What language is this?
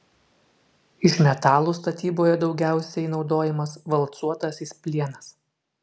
Lithuanian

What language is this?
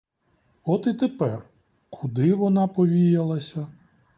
Ukrainian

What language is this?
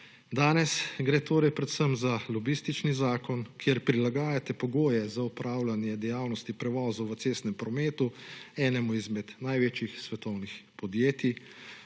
Slovenian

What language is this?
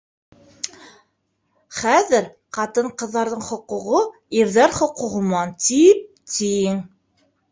Bashkir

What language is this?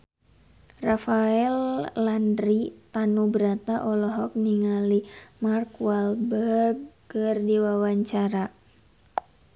Sundanese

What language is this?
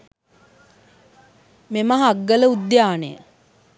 Sinhala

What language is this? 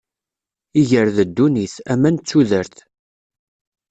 Kabyle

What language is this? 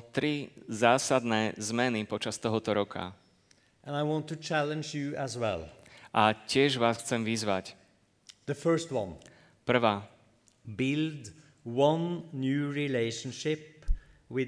Slovak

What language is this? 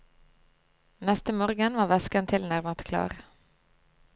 Norwegian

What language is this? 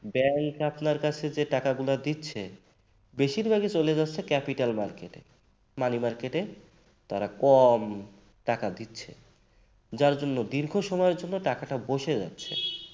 Bangla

